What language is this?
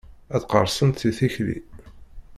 Kabyle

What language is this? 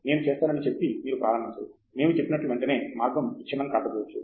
Telugu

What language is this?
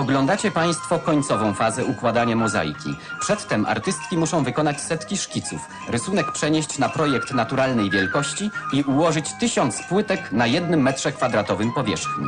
Polish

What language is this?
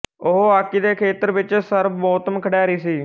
Punjabi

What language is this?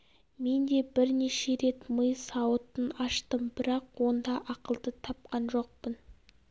Kazakh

